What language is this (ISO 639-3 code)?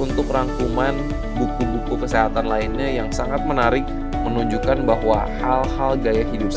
ind